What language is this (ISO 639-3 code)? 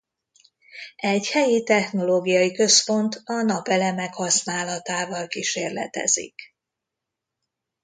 hun